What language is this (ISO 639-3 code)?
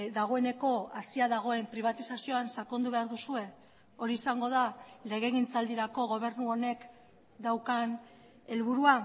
eus